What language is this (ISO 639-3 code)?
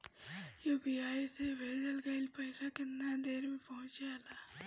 bho